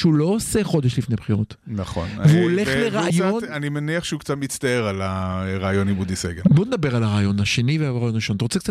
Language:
Hebrew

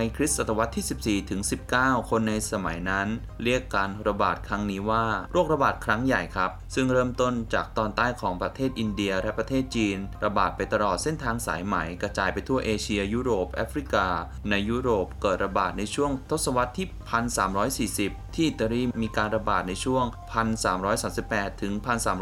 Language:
Thai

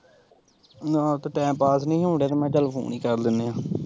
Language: Punjabi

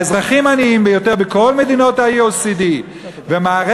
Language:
Hebrew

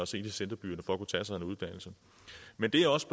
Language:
Danish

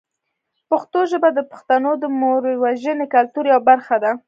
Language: Pashto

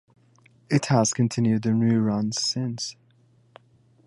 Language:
English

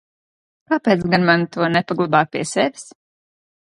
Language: Latvian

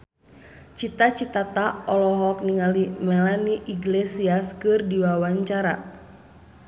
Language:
Sundanese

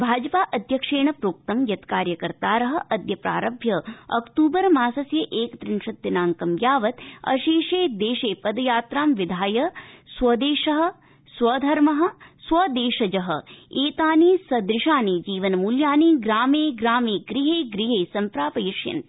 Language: Sanskrit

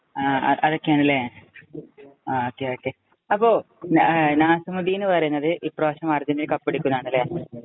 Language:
Malayalam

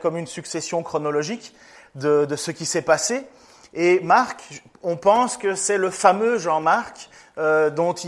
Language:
French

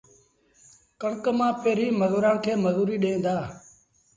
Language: Sindhi Bhil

